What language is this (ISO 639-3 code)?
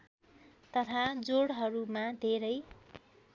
nep